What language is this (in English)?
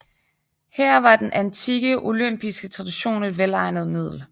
Danish